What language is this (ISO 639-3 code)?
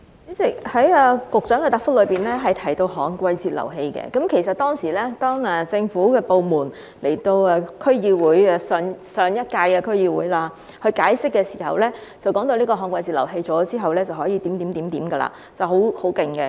yue